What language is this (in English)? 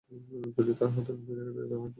Bangla